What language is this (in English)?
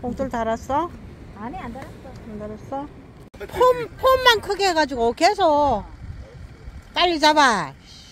Korean